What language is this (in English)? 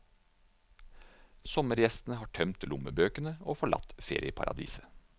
Norwegian